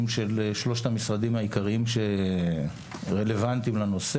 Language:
Hebrew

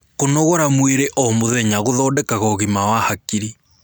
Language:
Kikuyu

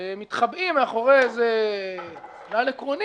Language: Hebrew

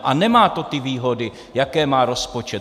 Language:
Czech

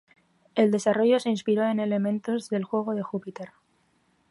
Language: Spanish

